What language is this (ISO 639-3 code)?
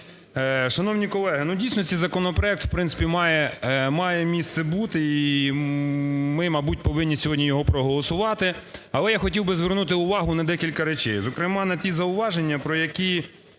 ukr